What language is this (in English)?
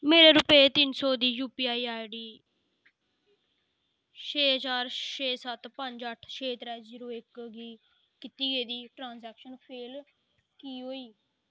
Dogri